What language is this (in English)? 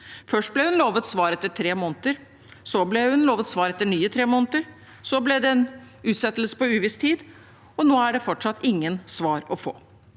Norwegian